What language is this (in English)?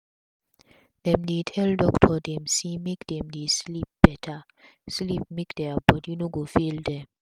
Nigerian Pidgin